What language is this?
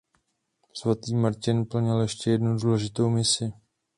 Czech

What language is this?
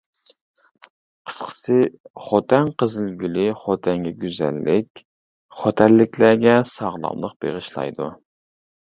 Uyghur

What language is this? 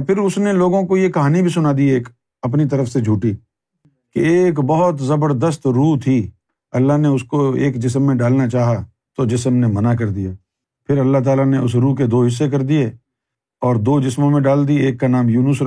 Urdu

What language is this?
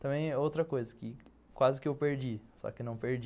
Portuguese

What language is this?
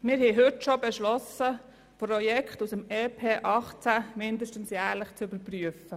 Swiss German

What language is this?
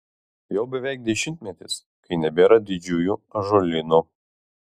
Lithuanian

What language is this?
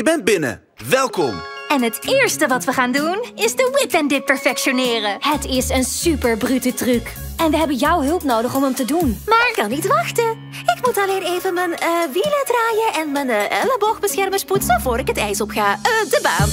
Dutch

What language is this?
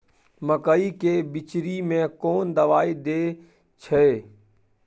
Maithili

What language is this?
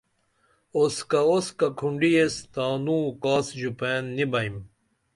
Dameli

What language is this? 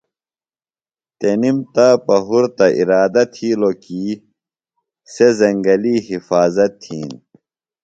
Phalura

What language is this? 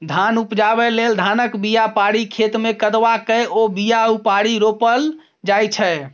Maithili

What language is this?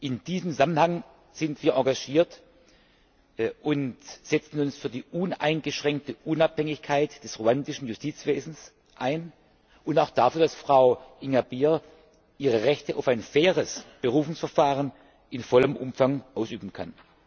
German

